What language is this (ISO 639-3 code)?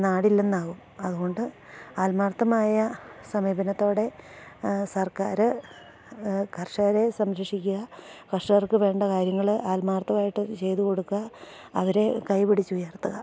mal